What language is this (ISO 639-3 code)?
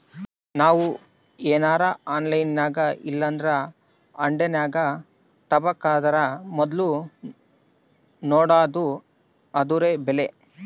kan